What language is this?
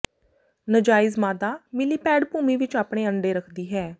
Punjabi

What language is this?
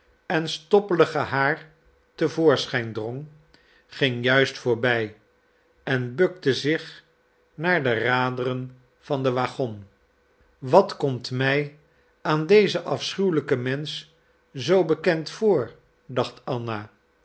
Dutch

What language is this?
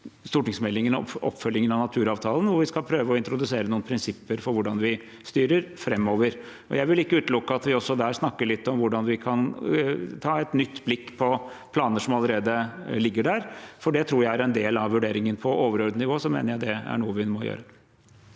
Norwegian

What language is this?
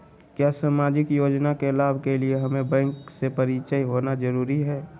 Magahi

